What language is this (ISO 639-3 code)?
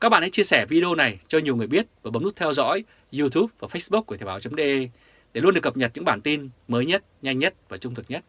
vie